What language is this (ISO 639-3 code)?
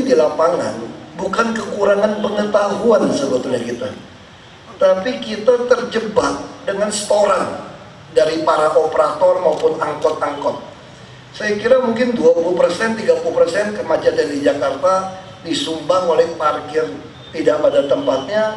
ind